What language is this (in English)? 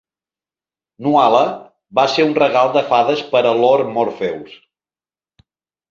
Catalan